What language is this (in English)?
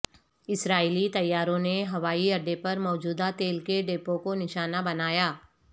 Urdu